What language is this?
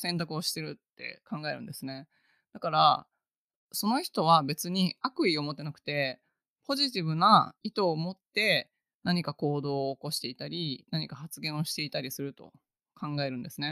Japanese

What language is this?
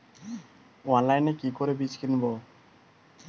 Bangla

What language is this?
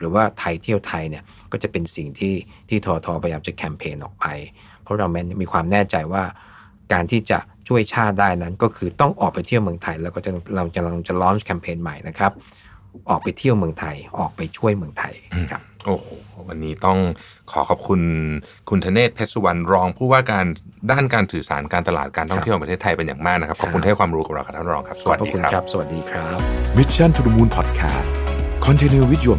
Thai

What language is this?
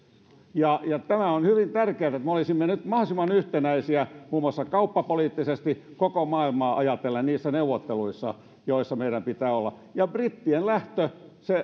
Finnish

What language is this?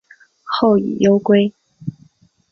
Chinese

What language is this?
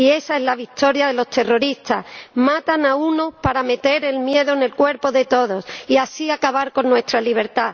Spanish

